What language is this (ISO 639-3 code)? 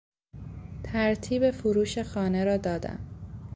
fas